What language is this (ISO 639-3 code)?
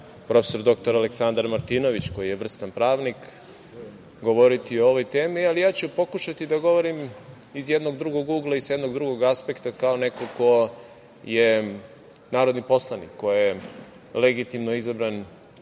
srp